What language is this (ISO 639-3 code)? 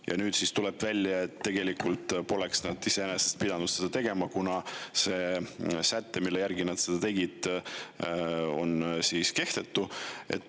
est